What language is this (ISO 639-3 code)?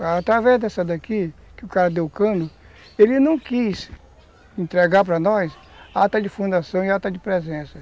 por